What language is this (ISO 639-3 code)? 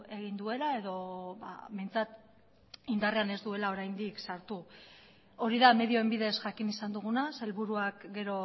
eus